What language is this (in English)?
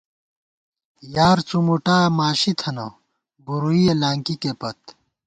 Gawar-Bati